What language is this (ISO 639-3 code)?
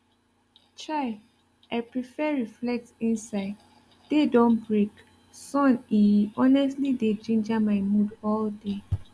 pcm